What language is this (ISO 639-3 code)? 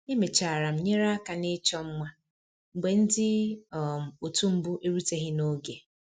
ibo